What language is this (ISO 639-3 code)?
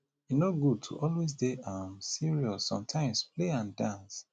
pcm